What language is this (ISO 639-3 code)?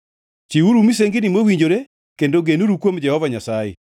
luo